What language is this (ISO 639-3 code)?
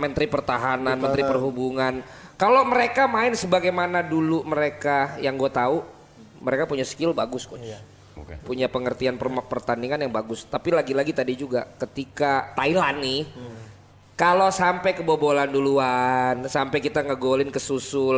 ind